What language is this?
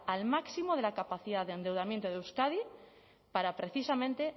Spanish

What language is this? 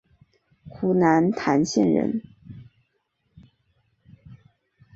Chinese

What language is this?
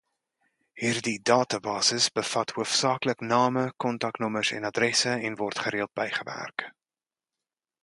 Afrikaans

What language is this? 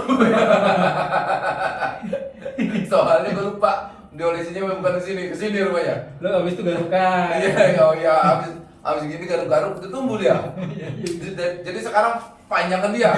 Indonesian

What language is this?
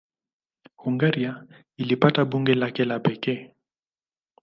Swahili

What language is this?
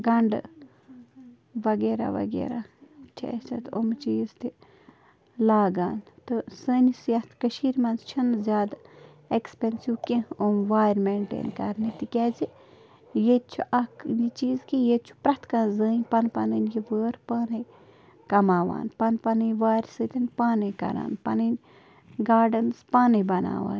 Kashmiri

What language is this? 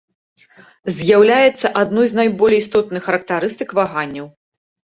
Belarusian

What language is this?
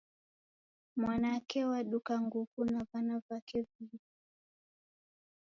Taita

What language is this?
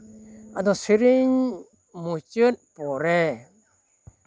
Santali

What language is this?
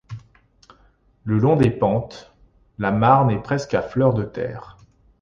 French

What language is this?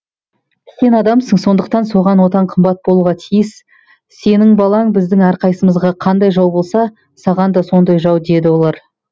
Kazakh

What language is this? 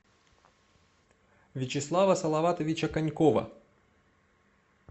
Russian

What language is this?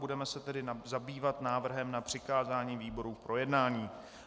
Czech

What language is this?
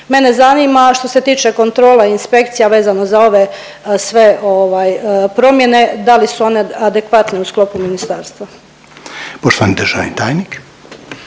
Croatian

